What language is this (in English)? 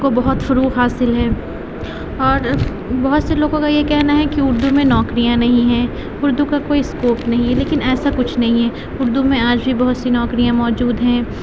Urdu